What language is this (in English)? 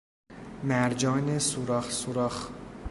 Persian